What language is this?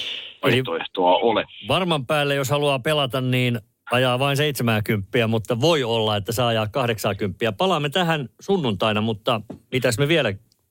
Finnish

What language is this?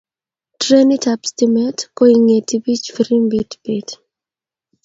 Kalenjin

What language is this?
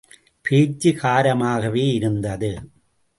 Tamil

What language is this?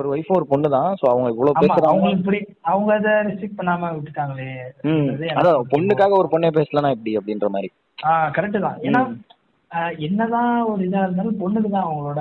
Tamil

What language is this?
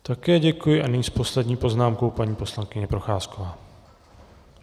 Czech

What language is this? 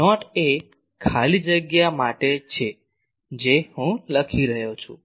Gujarati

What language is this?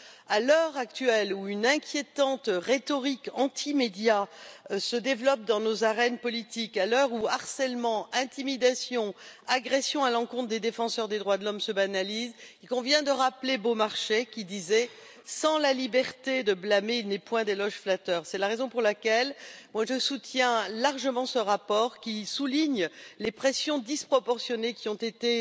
French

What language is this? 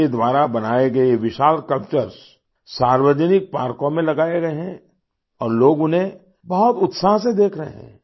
Hindi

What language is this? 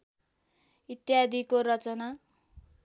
Nepali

